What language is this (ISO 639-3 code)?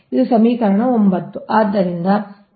kan